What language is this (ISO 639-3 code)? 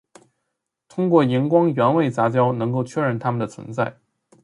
zho